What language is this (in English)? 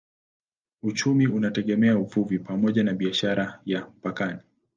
Swahili